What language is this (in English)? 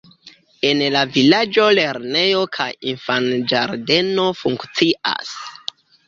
Esperanto